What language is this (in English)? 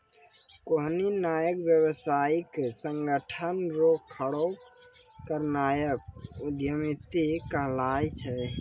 Maithili